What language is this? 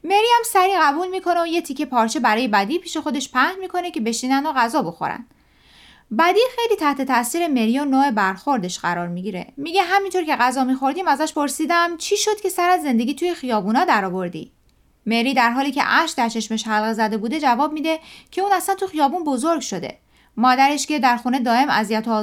Persian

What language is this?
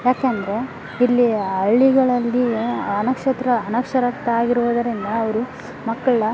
Kannada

